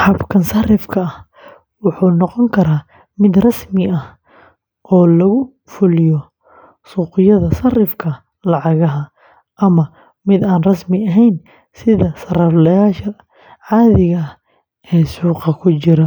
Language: Somali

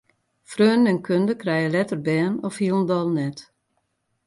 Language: Western Frisian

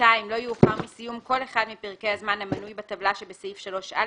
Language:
Hebrew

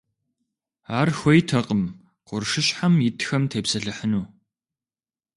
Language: Kabardian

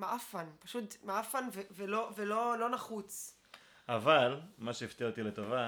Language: Hebrew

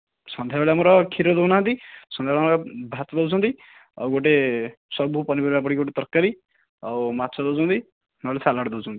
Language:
Odia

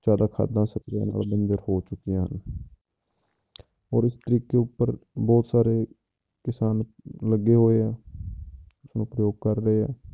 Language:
Punjabi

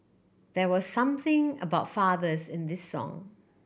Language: English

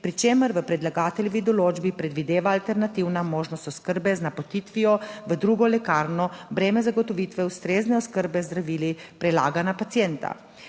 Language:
Slovenian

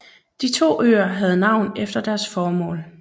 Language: Danish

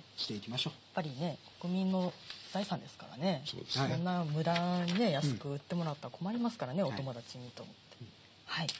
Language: Japanese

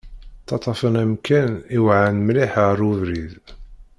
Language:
Kabyle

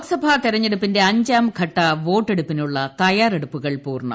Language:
Malayalam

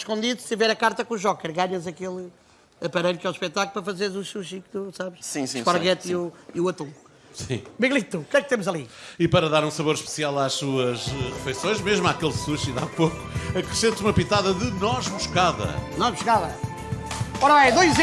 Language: Portuguese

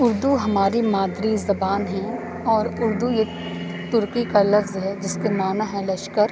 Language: Urdu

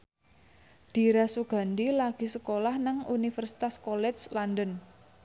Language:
Javanese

